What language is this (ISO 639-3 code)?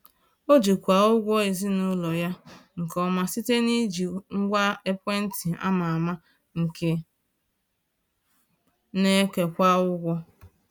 ibo